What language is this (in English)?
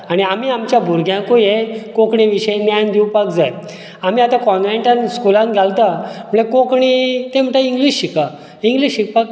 Konkani